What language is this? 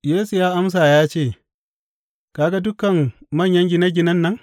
Hausa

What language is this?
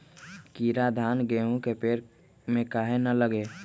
Magahi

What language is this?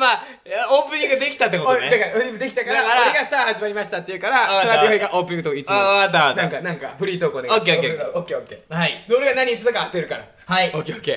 Japanese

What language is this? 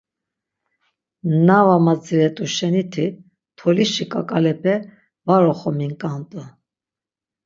Laz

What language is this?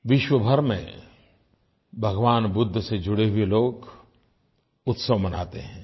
Hindi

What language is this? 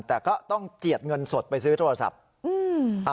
Thai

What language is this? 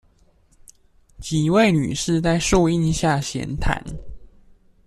Chinese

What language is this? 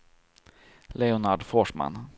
Swedish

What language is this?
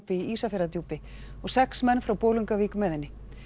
Icelandic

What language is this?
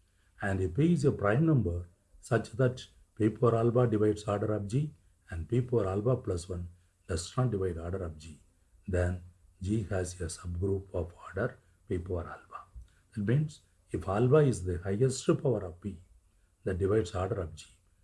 English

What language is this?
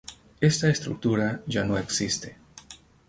Spanish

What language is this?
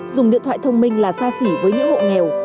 Vietnamese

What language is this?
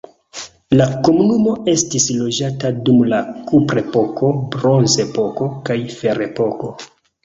Esperanto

